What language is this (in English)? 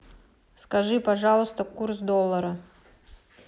Russian